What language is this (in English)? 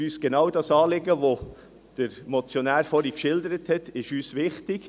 Swiss German